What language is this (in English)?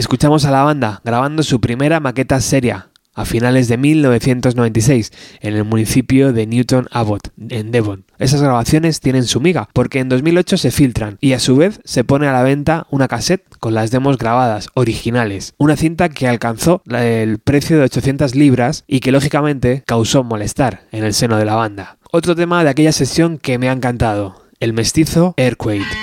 Spanish